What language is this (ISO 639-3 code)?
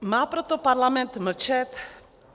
ces